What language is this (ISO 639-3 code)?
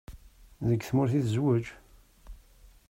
kab